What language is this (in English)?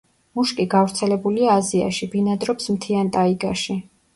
Georgian